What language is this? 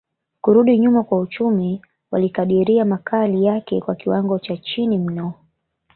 Swahili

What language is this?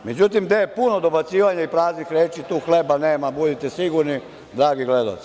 Serbian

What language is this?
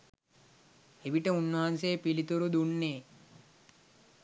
Sinhala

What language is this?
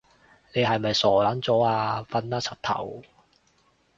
Cantonese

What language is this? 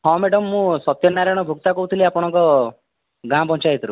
Odia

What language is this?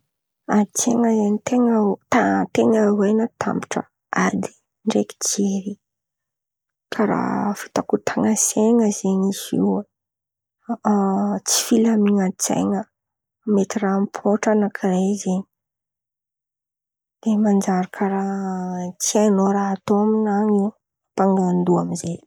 Antankarana Malagasy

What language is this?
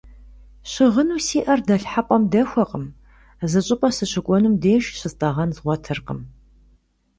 Kabardian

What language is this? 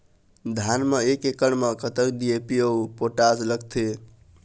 Chhattisgarhi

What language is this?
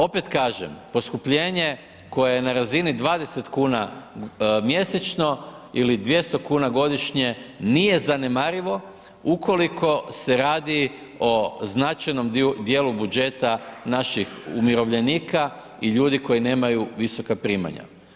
Croatian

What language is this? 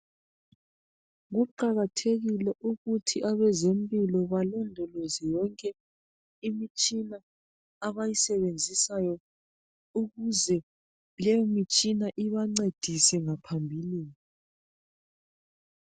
North Ndebele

